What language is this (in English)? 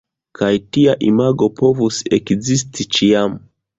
Esperanto